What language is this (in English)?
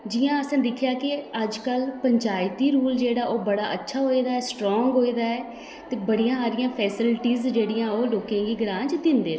Dogri